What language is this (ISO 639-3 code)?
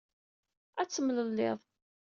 kab